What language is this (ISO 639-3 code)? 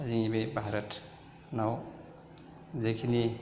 brx